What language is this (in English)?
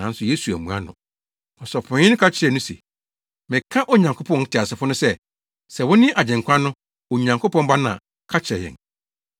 Akan